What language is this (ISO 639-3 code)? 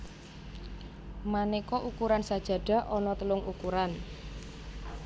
jav